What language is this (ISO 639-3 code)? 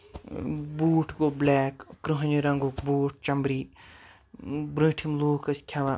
kas